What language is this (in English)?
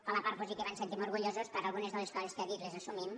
Catalan